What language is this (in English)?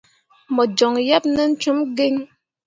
Mundang